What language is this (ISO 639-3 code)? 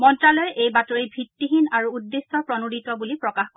asm